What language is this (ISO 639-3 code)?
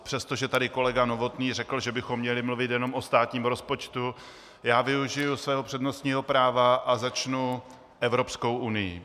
ces